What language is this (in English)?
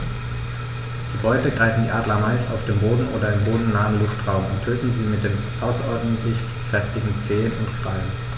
German